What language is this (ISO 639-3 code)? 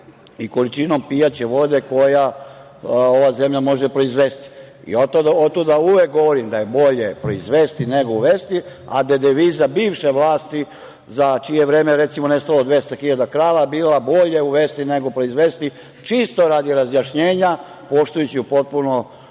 srp